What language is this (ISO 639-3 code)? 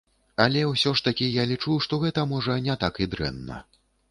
bel